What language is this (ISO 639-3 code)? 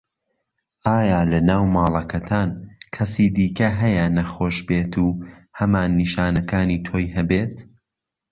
ckb